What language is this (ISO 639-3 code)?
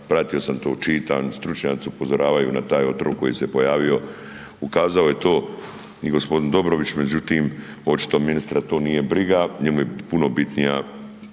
hrv